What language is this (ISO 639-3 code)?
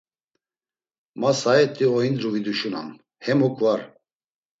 lzz